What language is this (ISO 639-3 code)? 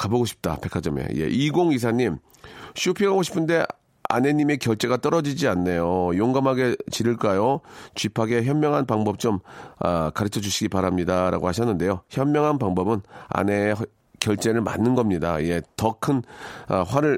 kor